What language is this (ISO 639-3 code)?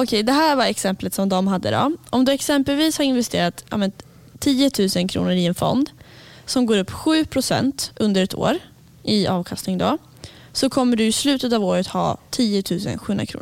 swe